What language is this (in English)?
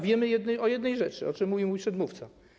Polish